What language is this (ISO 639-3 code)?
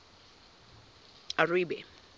zul